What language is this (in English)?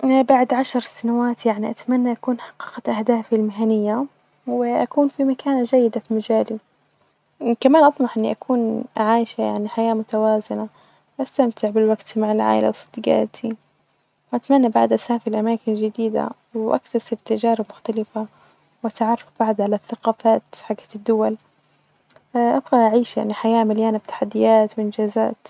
Najdi Arabic